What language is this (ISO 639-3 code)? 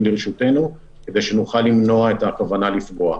heb